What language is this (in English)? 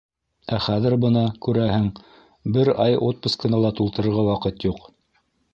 Bashkir